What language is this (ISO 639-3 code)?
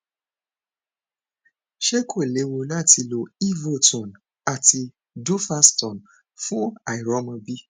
yor